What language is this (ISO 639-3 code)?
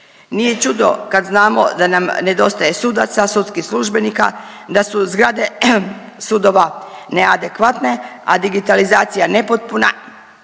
hrv